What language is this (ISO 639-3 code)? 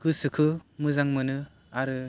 brx